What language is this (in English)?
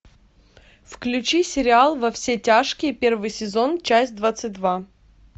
Russian